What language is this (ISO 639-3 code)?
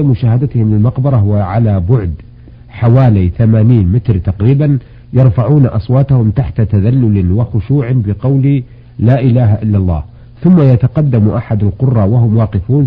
ara